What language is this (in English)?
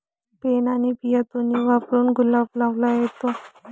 Marathi